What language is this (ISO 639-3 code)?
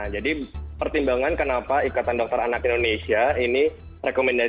ind